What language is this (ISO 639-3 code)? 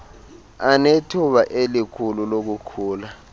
xho